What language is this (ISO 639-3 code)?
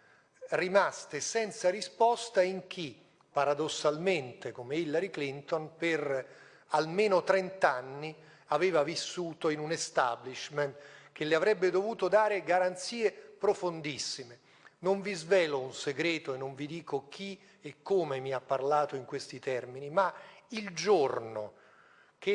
ita